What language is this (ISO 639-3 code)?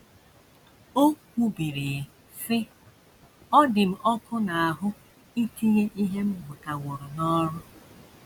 ibo